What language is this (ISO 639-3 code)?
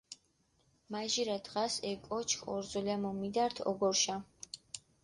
xmf